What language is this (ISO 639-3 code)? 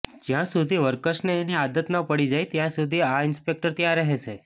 guj